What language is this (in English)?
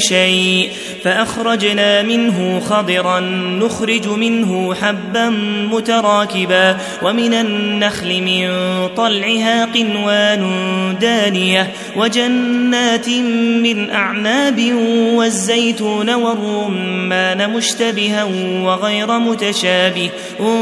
Arabic